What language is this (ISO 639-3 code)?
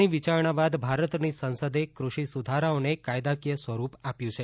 guj